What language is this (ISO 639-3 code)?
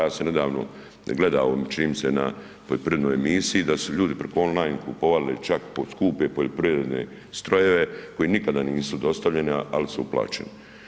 hrv